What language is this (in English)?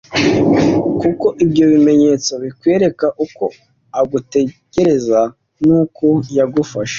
Kinyarwanda